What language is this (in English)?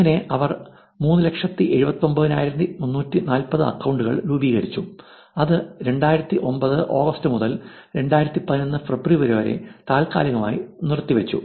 Malayalam